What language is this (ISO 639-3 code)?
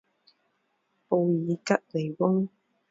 zho